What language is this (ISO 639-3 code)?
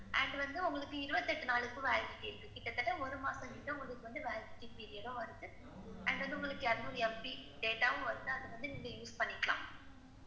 tam